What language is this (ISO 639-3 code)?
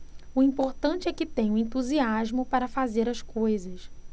por